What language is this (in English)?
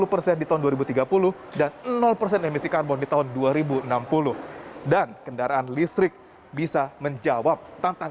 Indonesian